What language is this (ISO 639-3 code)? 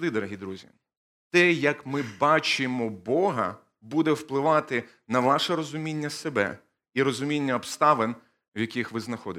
ukr